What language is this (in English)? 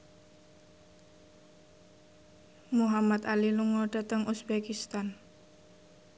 Javanese